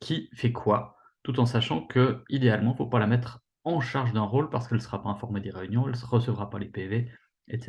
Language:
French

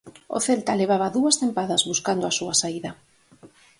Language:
Galician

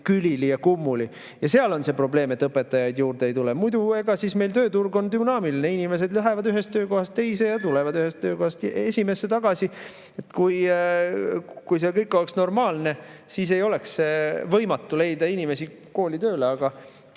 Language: Estonian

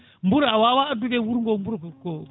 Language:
Fula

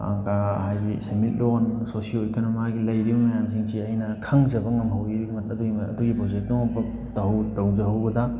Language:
Manipuri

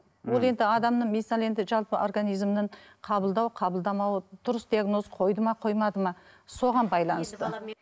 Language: Kazakh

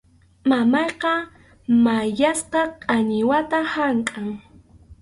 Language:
Arequipa-La Unión Quechua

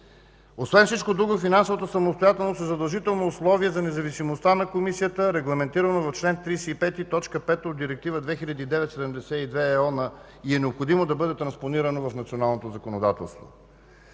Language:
Bulgarian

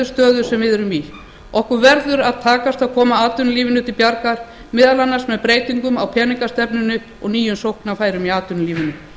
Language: Icelandic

